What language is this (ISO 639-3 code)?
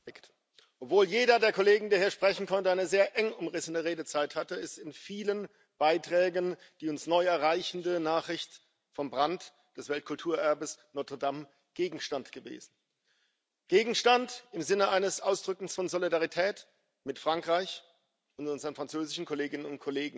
deu